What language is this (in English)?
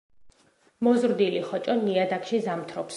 Georgian